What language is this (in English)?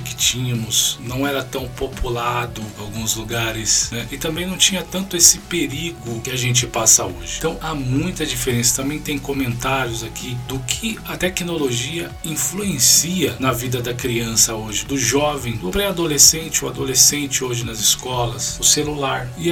Portuguese